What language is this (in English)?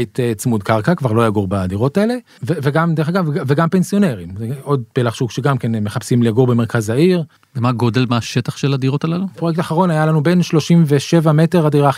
Hebrew